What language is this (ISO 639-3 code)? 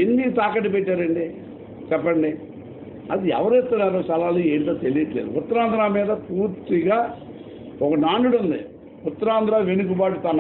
tel